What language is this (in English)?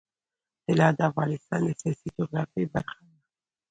Pashto